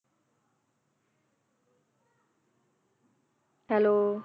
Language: Punjabi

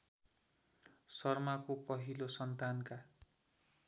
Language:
Nepali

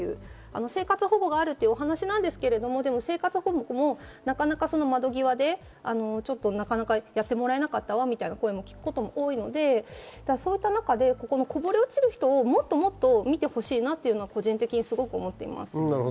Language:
Japanese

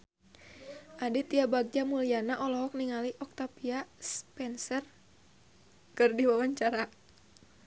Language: Sundanese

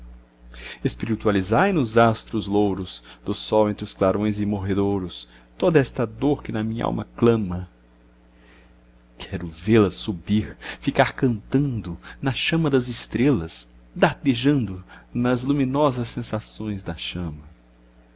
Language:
Portuguese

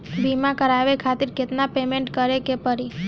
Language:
Bhojpuri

